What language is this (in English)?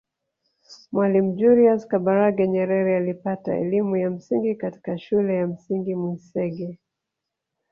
Swahili